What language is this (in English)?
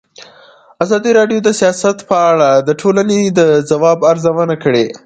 Pashto